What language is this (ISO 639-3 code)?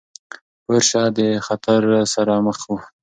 pus